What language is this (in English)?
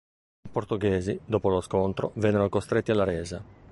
Italian